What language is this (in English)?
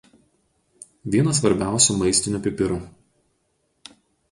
Lithuanian